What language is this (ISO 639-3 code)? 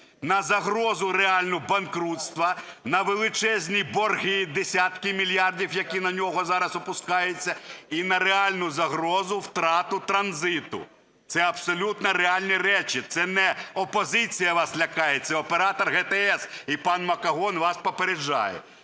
ukr